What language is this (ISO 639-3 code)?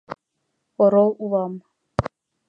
chm